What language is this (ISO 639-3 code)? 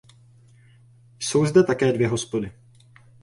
ces